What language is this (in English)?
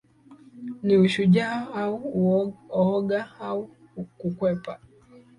Swahili